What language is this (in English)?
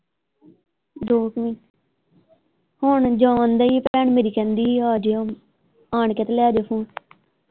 Punjabi